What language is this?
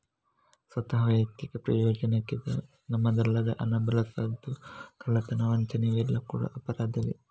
Kannada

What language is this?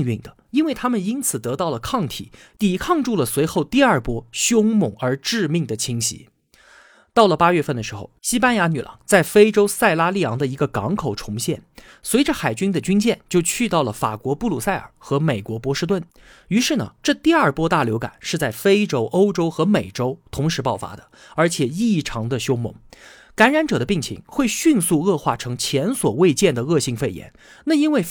Chinese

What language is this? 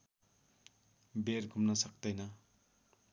Nepali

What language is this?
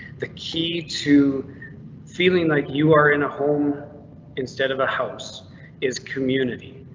English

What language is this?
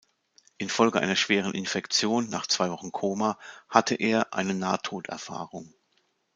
German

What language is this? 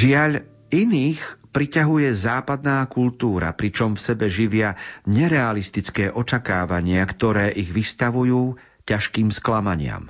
Slovak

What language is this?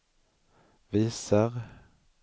Swedish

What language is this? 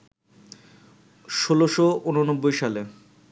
Bangla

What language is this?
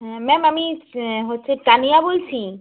Bangla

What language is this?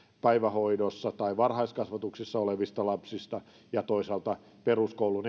Finnish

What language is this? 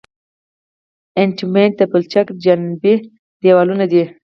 Pashto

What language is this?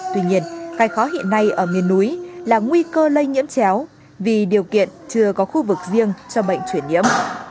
Vietnamese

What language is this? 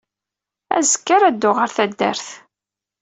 Kabyle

